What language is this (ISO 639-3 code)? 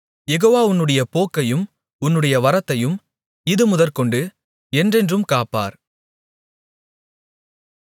tam